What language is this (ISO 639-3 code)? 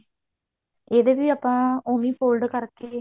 pan